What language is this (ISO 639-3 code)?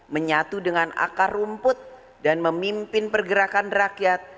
ind